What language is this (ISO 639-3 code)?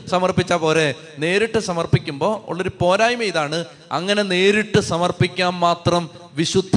mal